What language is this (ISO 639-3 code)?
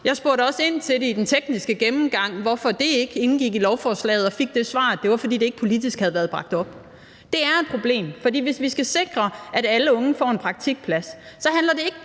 dan